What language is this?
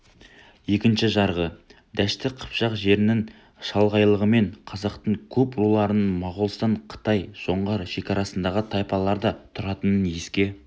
Kazakh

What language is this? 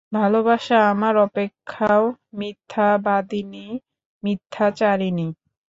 Bangla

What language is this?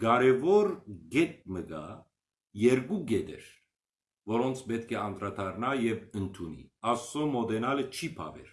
Armenian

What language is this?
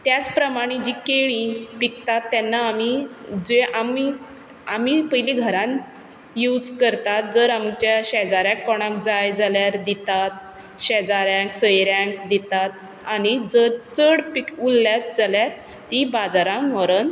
Konkani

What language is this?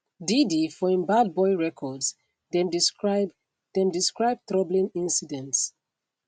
Nigerian Pidgin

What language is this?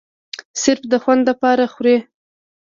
Pashto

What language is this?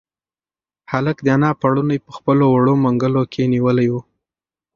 Pashto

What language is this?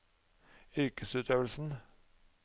Norwegian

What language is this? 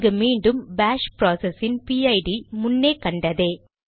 Tamil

